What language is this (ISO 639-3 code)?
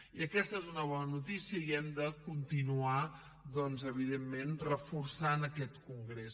cat